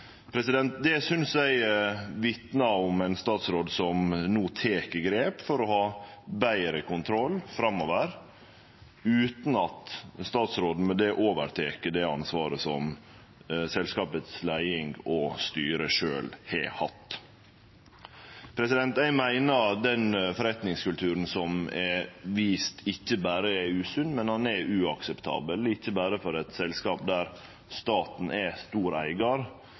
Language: Norwegian Nynorsk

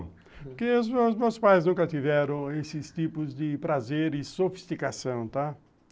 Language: Portuguese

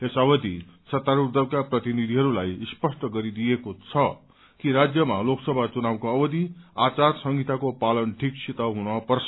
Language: Nepali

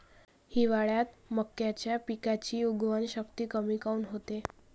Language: Marathi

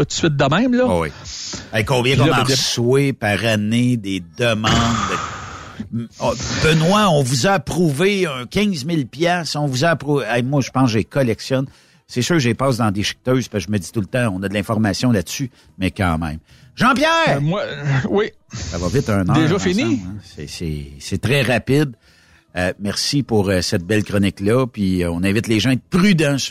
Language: French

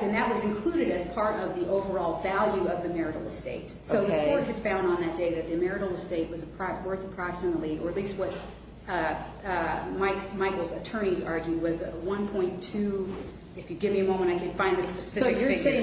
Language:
English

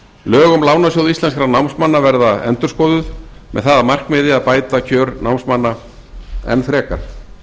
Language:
Icelandic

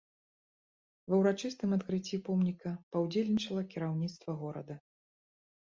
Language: Belarusian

